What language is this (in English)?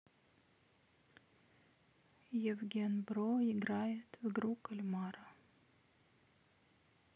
Russian